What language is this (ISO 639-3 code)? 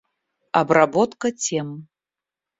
rus